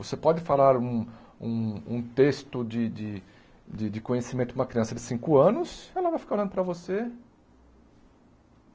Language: Portuguese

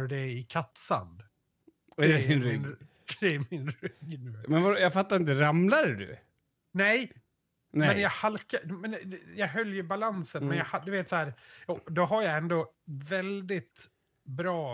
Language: Swedish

